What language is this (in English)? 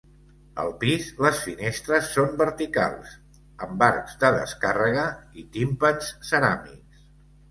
Catalan